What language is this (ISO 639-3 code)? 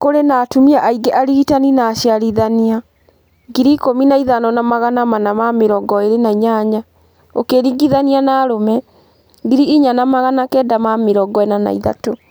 kik